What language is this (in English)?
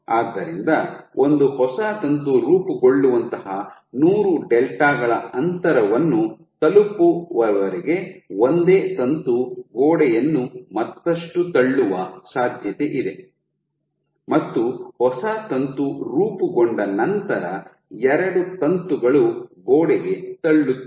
Kannada